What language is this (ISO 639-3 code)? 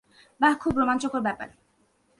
ben